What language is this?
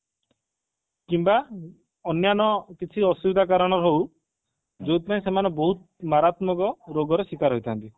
Odia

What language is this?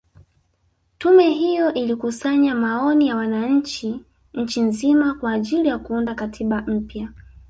Swahili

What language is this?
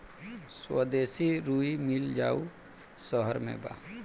Bhojpuri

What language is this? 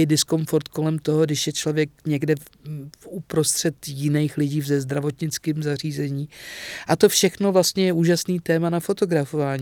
Czech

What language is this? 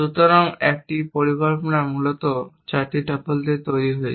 Bangla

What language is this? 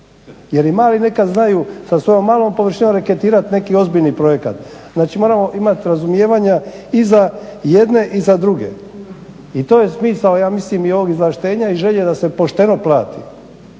Croatian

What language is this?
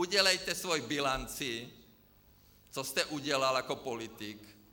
Czech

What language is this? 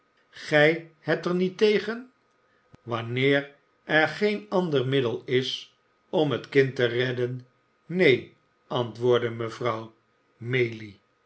Dutch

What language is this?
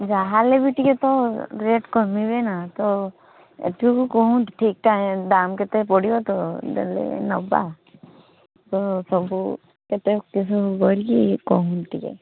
Odia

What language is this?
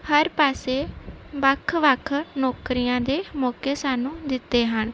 Punjabi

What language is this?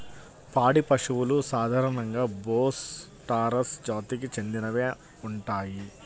Telugu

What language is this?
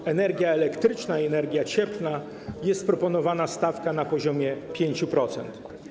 Polish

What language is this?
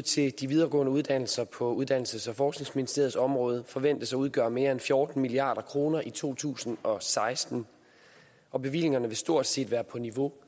Danish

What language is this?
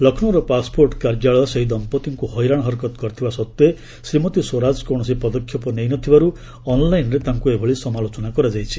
Odia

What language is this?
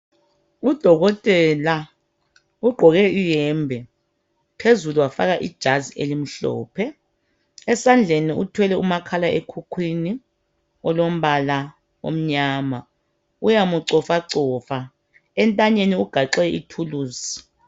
North Ndebele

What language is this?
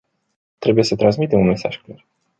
Romanian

